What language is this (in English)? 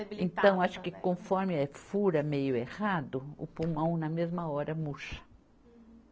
Portuguese